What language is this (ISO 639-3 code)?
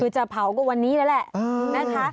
tha